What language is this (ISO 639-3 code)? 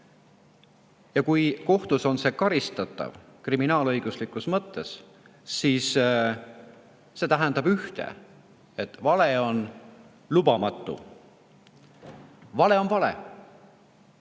est